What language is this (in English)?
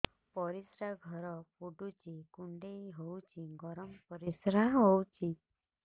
Odia